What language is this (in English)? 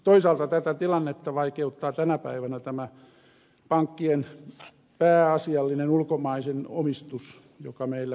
Finnish